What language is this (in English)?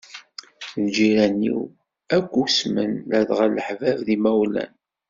Kabyle